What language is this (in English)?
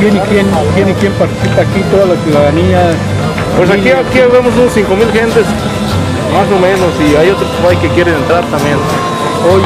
Spanish